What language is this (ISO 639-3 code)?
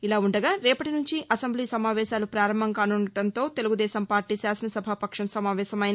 tel